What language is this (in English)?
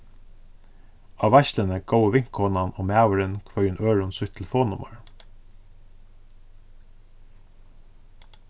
Faroese